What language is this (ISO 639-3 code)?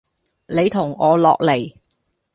yue